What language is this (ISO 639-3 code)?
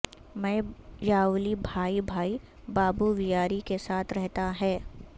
urd